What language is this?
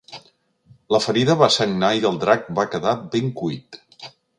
Catalan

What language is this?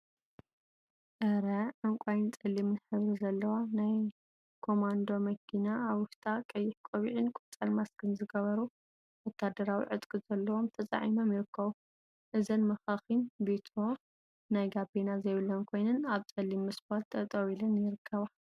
Tigrinya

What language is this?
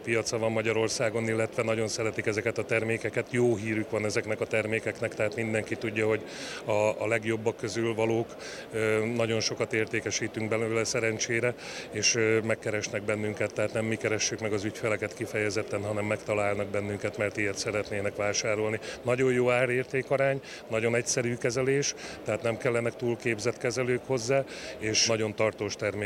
Hungarian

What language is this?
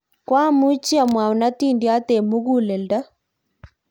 Kalenjin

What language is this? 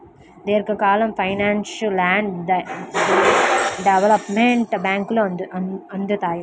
Telugu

